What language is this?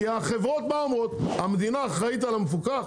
Hebrew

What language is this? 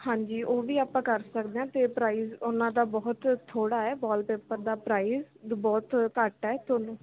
Punjabi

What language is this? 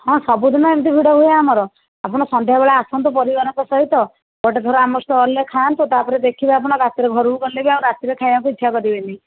Odia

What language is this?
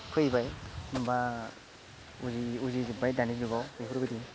Bodo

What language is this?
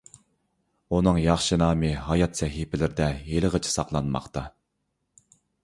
Uyghur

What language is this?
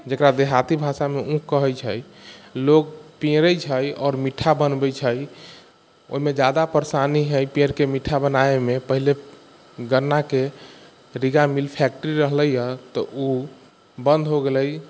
Maithili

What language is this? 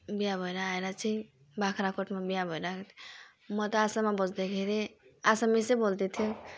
Nepali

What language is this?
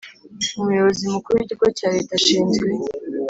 Kinyarwanda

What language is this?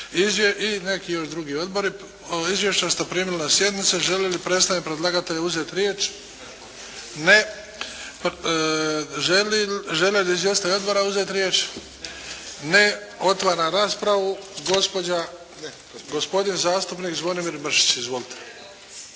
Croatian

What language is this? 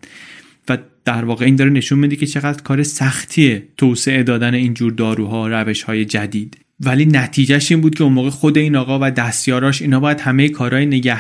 Persian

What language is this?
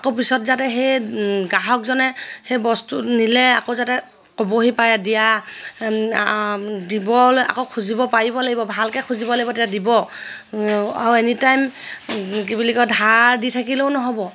Assamese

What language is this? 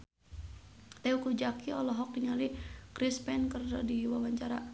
Sundanese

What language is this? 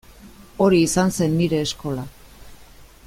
Basque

